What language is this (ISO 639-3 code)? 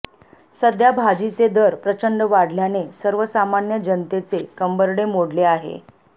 mar